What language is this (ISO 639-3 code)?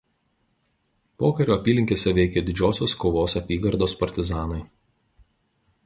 lit